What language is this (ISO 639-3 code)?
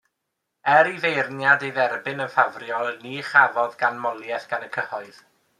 cym